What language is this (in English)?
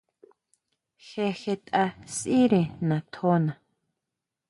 Huautla Mazatec